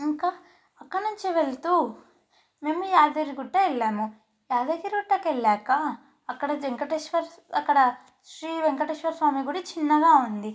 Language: Telugu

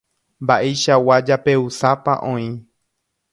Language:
Guarani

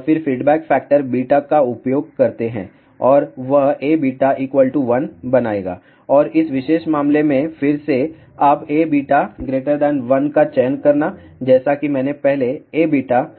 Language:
Hindi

